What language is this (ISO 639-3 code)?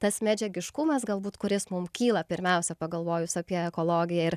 lit